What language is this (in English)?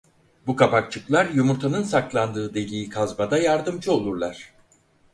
Turkish